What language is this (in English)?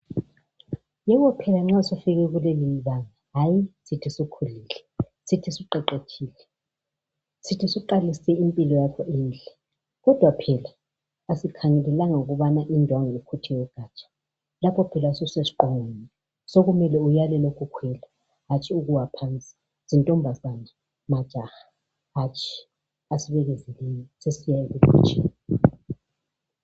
North Ndebele